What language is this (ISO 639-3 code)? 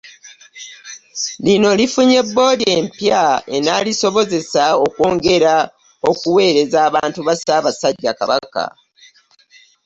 lug